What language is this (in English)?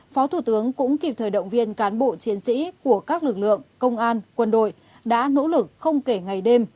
Vietnamese